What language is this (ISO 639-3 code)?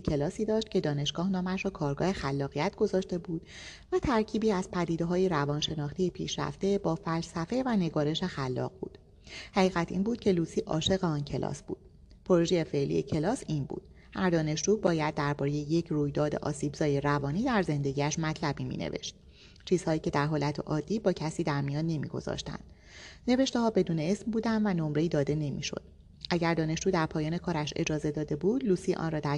fas